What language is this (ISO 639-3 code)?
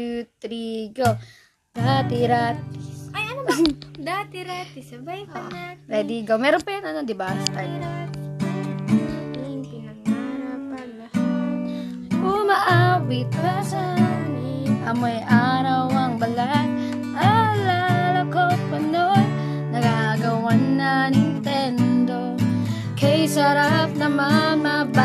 fil